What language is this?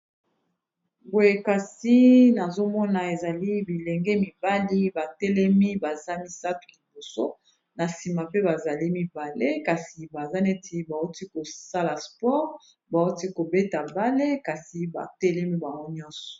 Lingala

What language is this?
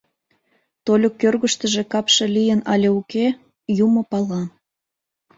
Mari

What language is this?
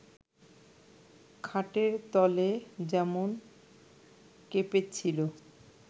Bangla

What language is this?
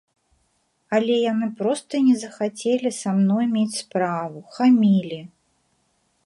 Belarusian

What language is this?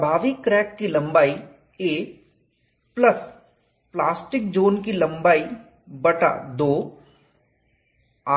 Hindi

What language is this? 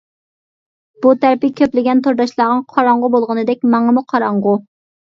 Uyghur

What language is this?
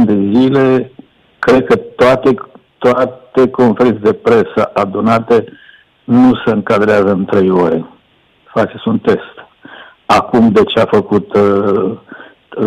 Romanian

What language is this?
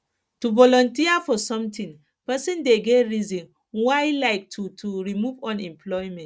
Nigerian Pidgin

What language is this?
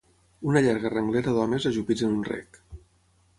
Catalan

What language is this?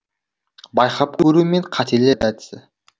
Kazakh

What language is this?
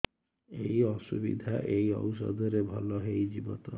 Odia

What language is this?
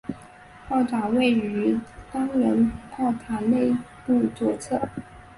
Chinese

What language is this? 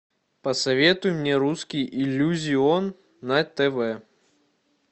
Russian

